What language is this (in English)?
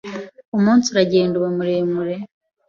Kinyarwanda